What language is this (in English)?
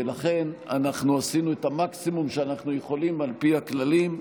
Hebrew